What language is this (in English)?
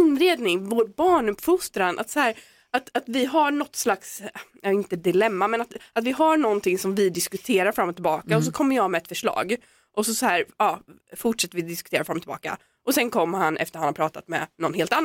Swedish